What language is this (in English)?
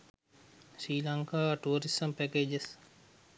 Sinhala